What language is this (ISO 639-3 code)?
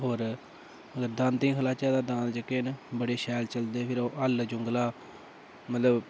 doi